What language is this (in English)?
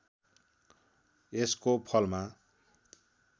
Nepali